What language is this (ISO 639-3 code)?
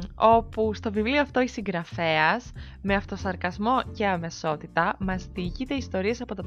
ell